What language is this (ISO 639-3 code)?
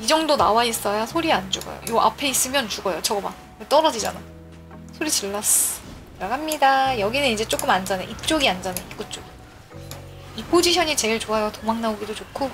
kor